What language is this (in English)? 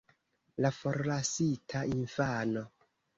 Esperanto